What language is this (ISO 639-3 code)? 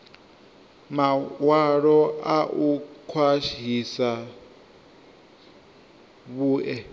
ven